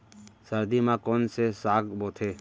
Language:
Chhattisgarhi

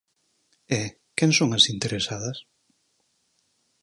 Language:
Galician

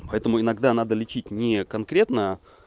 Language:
Russian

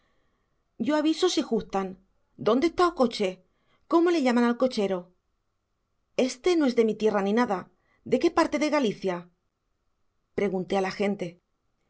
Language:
Spanish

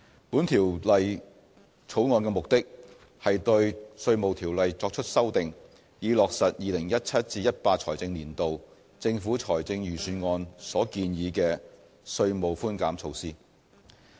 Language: Cantonese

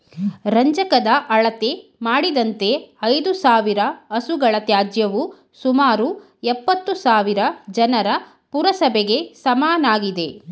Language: Kannada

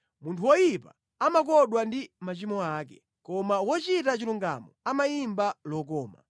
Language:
Nyanja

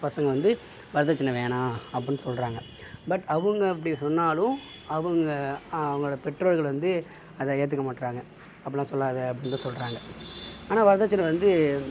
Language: Tamil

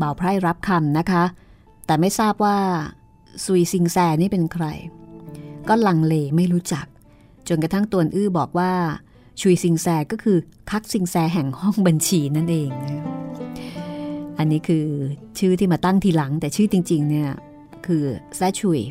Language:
Thai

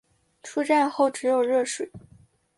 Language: Chinese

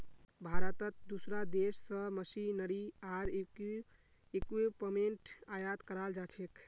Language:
Magahi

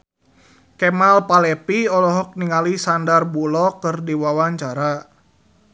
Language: Sundanese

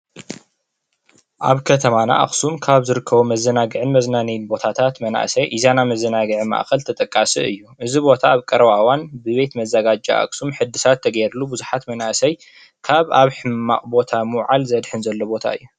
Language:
Tigrinya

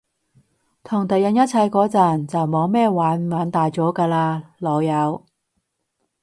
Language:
Cantonese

